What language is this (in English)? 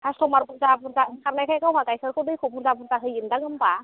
Bodo